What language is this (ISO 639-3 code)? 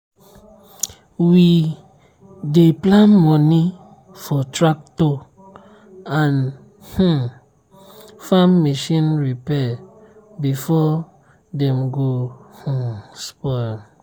pcm